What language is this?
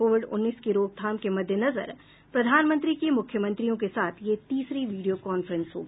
Hindi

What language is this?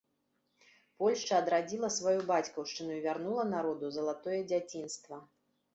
Belarusian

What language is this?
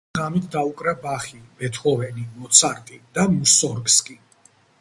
Georgian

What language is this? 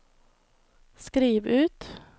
Norwegian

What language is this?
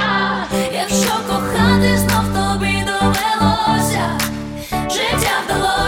Ukrainian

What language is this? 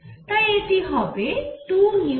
Bangla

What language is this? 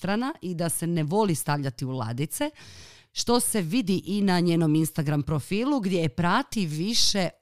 Croatian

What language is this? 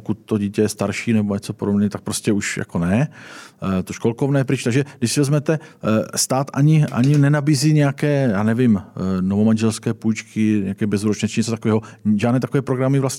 Czech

